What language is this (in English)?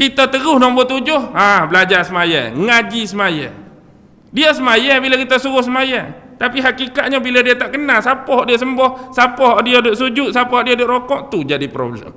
Malay